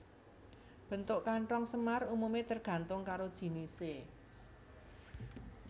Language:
Javanese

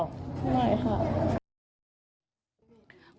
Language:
Thai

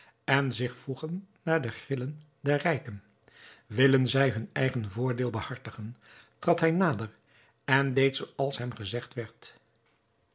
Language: Dutch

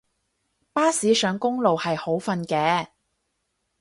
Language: Cantonese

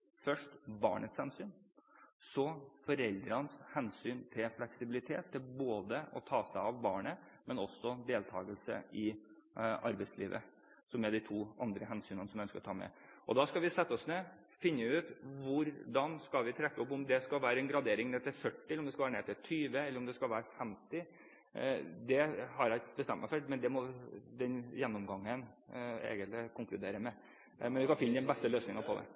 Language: Norwegian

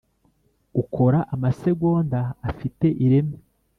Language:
Kinyarwanda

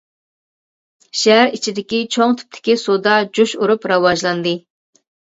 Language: Uyghur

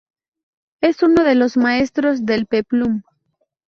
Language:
Spanish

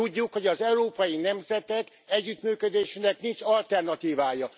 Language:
Hungarian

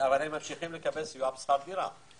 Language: Hebrew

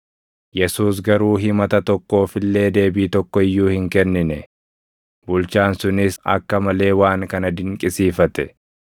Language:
Oromo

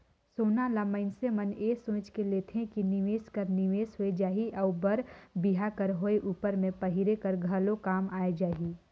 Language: Chhattisgarhi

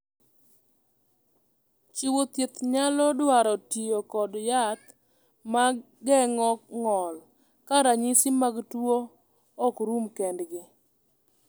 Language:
Luo (Kenya and Tanzania)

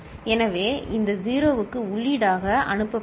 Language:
Tamil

